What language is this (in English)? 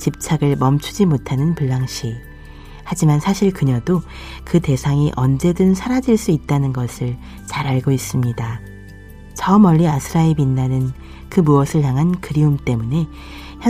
Korean